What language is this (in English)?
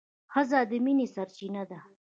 Pashto